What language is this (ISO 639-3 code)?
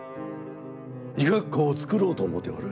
jpn